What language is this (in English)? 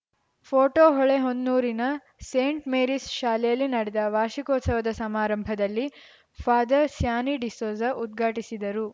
Kannada